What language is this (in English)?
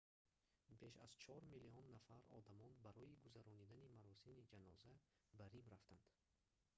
Tajik